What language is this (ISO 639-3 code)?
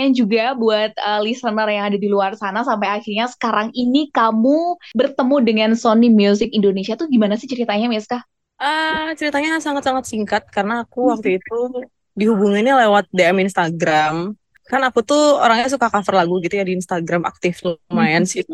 ind